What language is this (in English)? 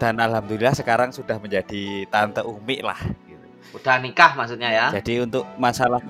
Indonesian